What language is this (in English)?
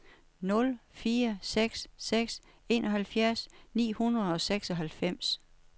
Danish